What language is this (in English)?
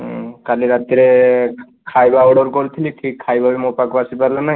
Odia